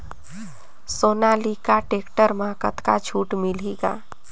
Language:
Chhattisgarhi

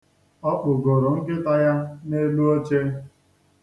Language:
Igbo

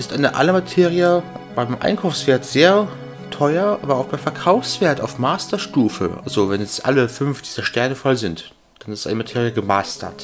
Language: German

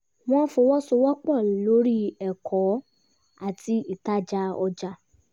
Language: Yoruba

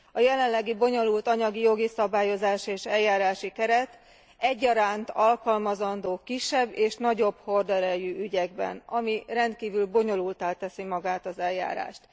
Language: Hungarian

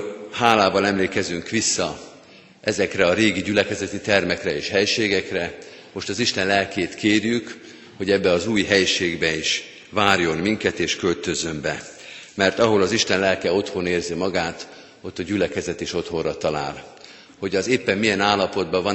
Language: Hungarian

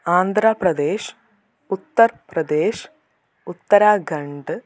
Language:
Malayalam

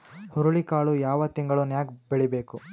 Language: Kannada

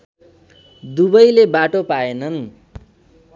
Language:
Nepali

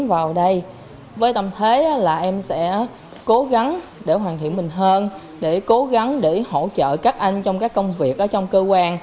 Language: Vietnamese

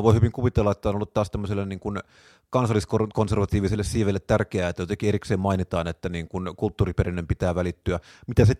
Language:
Finnish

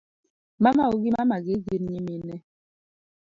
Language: Luo (Kenya and Tanzania)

